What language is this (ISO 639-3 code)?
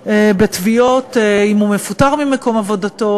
heb